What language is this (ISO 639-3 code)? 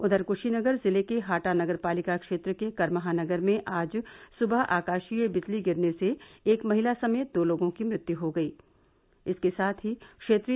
hin